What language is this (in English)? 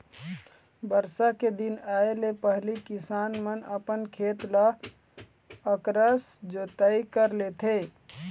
Chhattisgarhi